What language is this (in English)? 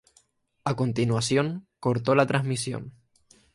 Spanish